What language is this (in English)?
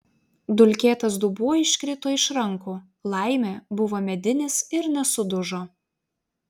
Lithuanian